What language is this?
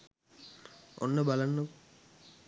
Sinhala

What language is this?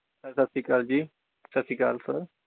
Punjabi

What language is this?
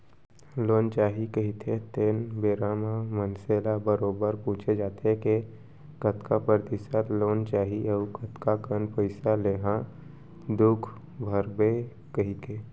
Chhattisgarhi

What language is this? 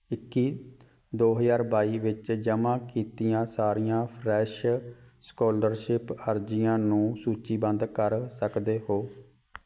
Punjabi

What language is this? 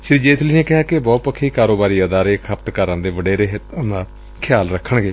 Punjabi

